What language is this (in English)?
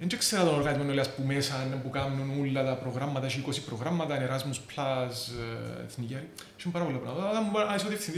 Greek